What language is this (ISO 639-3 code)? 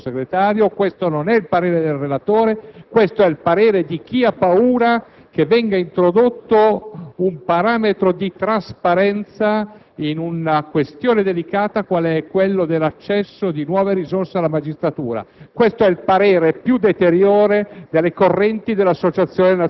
ita